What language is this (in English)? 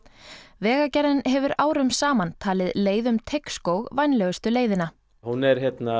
Icelandic